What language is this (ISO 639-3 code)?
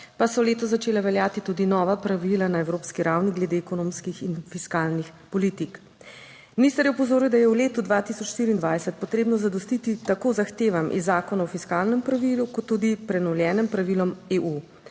slv